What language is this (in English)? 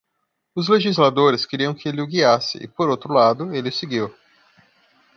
Portuguese